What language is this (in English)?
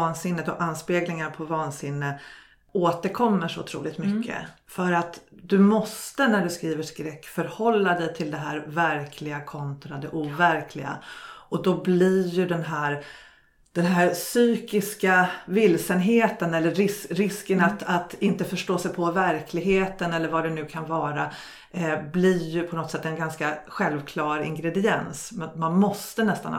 Swedish